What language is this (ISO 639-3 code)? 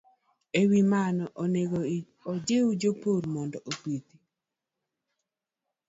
luo